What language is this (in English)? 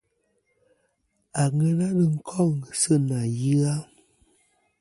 Kom